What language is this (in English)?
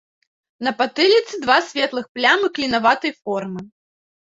Belarusian